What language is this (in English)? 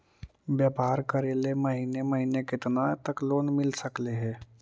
Magahi